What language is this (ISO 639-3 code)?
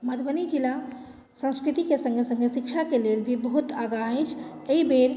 mai